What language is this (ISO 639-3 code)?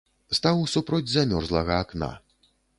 bel